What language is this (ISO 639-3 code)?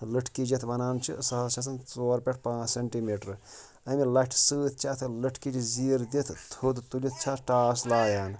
kas